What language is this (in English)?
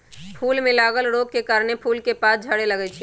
Magahi